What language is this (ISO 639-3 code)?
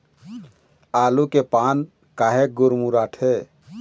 hne